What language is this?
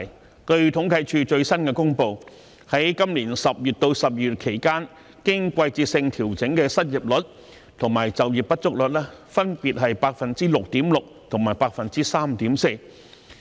Cantonese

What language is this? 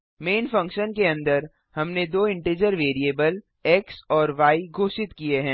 Hindi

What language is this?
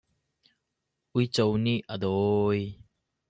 Hakha Chin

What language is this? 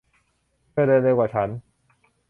Thai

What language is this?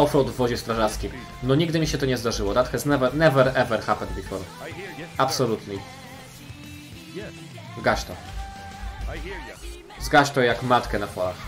Polish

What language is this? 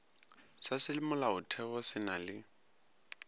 Northern Sotho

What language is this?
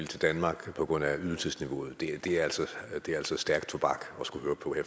Danish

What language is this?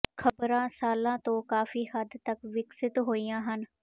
Punjabi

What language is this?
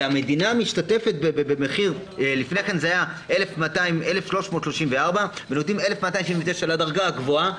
Hebrew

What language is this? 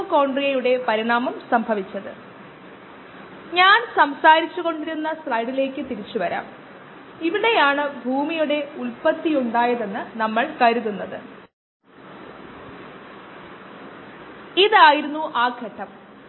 Malayalam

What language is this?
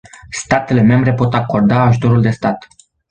Romanian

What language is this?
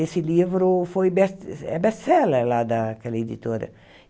Portuguese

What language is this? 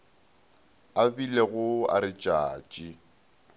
Northern Sotho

